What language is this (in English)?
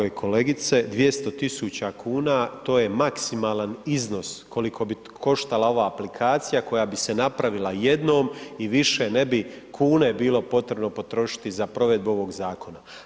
Croatian